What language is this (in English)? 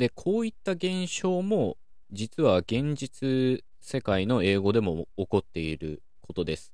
Japanese